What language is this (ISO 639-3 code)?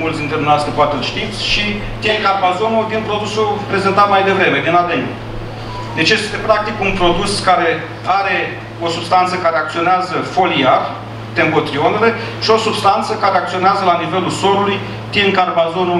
ron